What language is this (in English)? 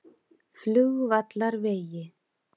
Icelandic